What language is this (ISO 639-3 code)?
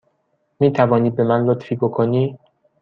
fas